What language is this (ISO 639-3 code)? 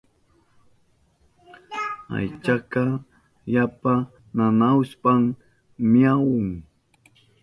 qup